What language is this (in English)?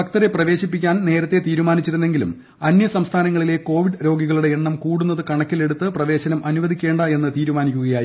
Malayalam